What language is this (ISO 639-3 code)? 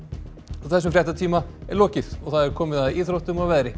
isl